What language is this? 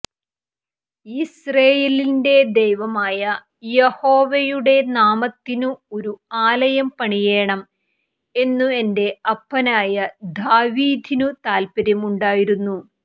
Malayalam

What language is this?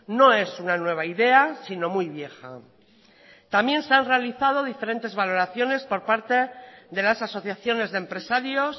Spanish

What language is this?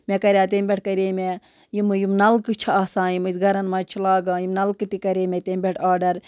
Kashmiri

